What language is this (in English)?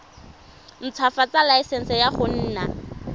Tswana